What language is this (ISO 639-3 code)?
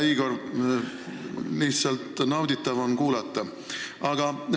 est